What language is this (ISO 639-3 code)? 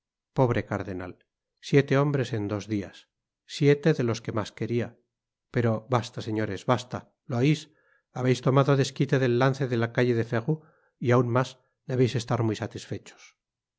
spa